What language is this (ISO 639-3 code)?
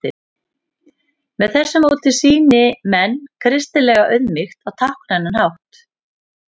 isl